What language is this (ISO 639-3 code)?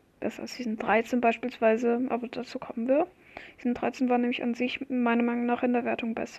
deu